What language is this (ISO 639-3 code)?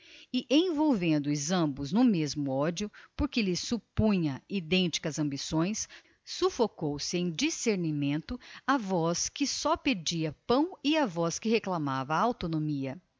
por